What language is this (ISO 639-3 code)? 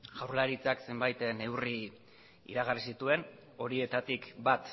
eus